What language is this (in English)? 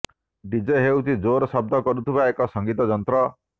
Odia